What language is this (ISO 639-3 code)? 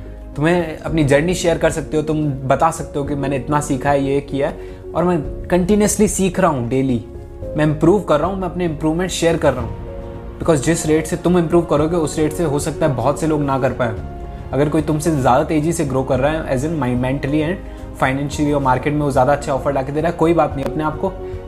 hin